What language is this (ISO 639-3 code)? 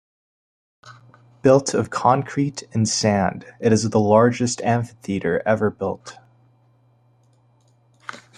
eng